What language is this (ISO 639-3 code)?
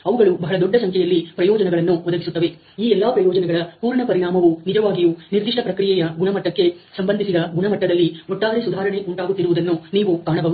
kan